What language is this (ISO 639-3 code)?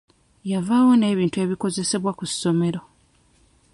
lug